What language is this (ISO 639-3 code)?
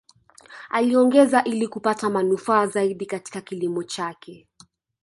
swa